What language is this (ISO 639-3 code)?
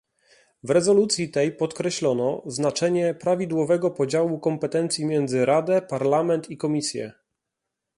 pol